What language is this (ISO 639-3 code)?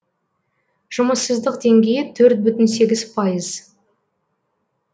kaz